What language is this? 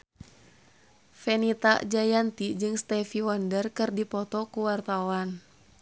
Sundanese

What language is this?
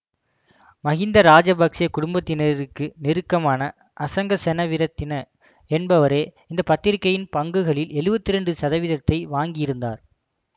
Tamil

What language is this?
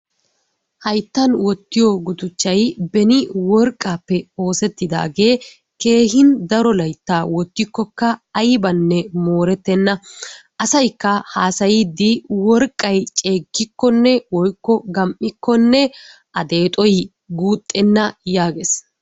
Wolaytta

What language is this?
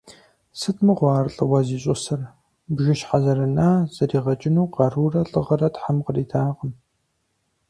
Kabardian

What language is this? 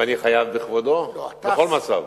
Hebrew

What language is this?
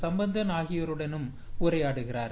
Tamil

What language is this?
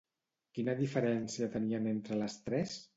Catalan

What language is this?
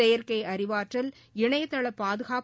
Tamil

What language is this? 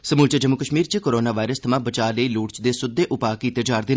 Dogri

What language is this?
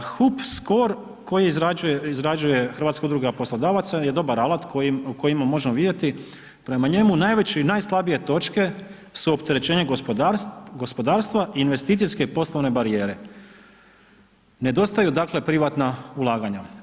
Croatian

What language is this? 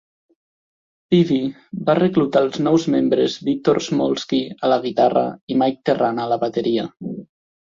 Catalan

